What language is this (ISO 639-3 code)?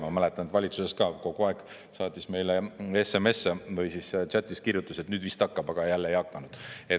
est